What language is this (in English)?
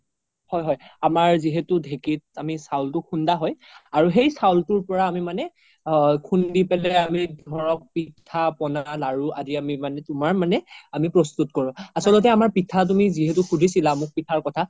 Assamese